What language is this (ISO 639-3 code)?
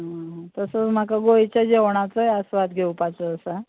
kok